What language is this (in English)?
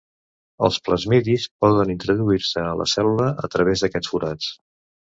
Catalan